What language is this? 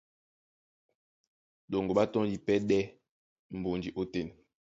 Duala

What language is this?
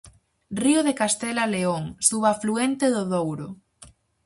Galician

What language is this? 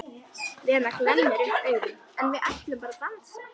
Icelandic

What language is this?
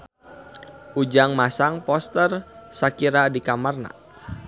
Sundanese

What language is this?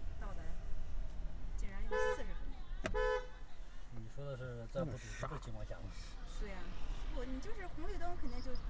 Chinese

